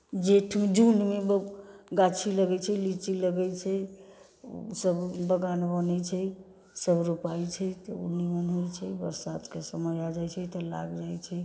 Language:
Maithili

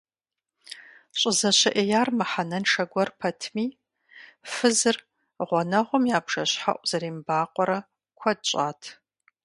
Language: Kabardian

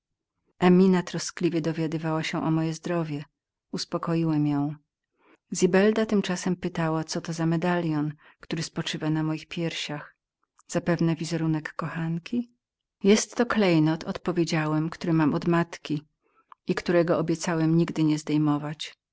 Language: Polish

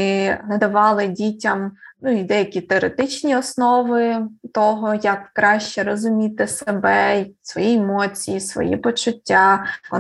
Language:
Ukrainian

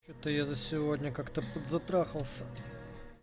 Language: Russian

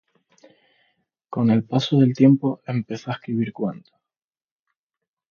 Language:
Spanish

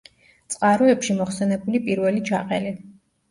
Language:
Georgian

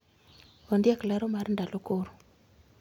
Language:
Luo (Kenya and Tanzania)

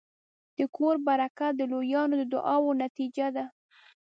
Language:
Pashto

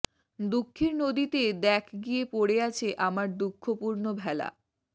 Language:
Bangla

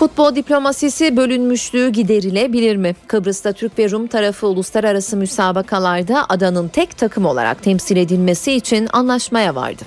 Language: Turkish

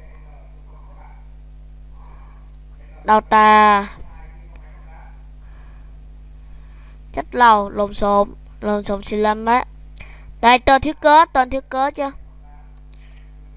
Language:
Vietnamese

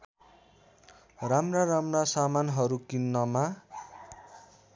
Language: Nepali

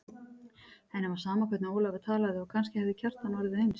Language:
Icelandic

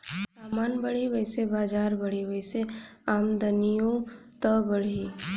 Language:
Bhojpuri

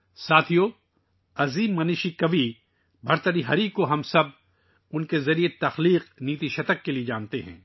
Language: Urdu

